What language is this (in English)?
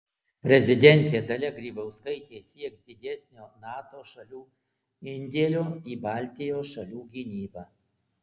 Lithuanian